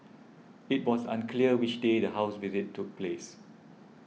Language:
English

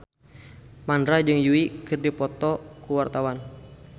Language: Sundanese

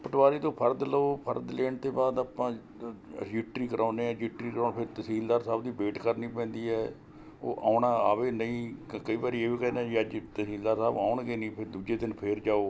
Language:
Punjabi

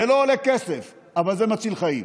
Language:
Hebrew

